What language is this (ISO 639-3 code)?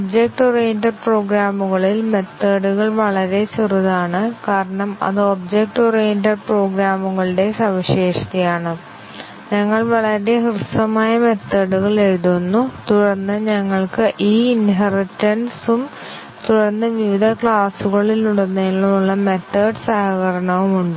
mal